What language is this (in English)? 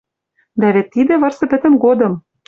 Western Mari